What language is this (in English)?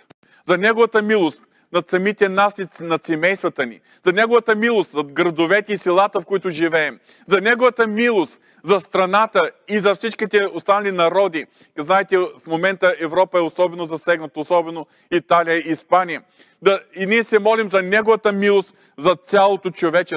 Bulgarian